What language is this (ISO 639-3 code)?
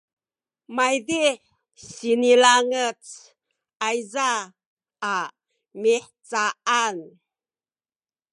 szy